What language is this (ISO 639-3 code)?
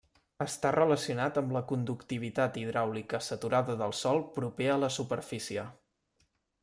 cat